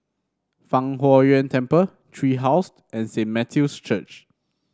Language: English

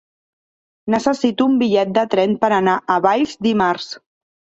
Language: Catalan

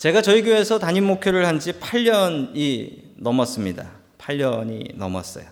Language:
Korean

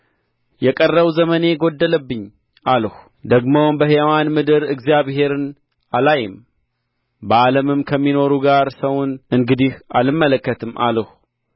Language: Amharic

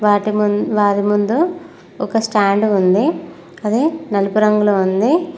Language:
Telugu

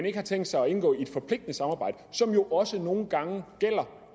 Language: Danish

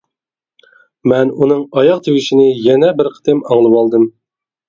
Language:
Uyghur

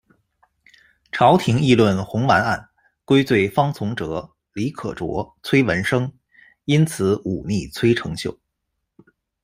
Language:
Chinese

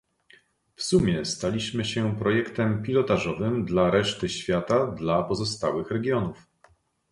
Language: Polish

